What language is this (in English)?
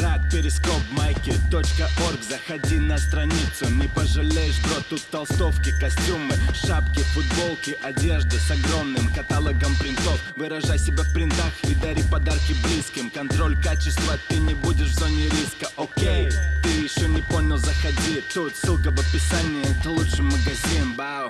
Russian